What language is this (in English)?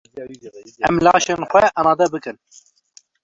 Kurdish